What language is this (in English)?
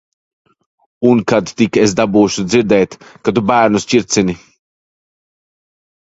Latvian